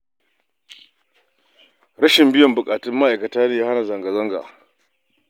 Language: Hausa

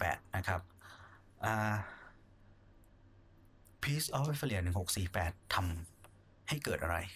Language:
Thai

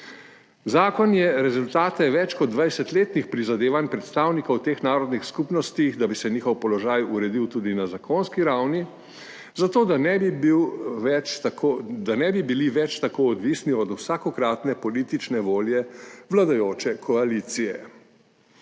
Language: Slovenian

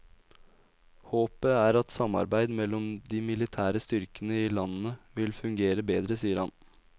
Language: Norwegian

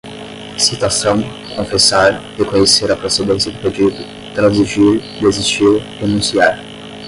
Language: Portuguese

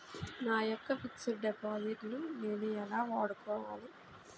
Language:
Telugu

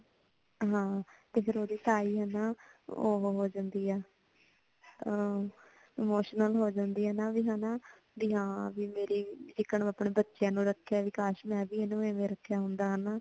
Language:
Punjabi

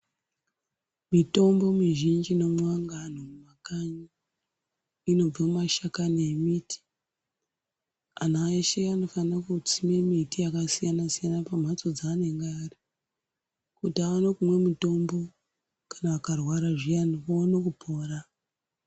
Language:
Ndau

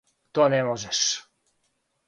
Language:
Serbian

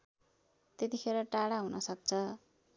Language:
Nepali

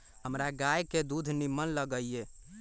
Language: Magahi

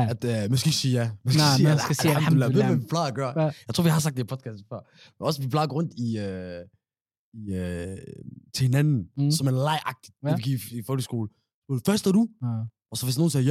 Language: Danish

